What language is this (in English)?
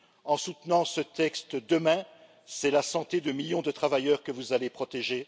French